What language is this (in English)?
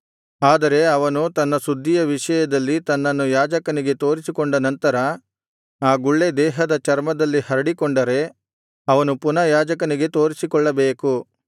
Kannada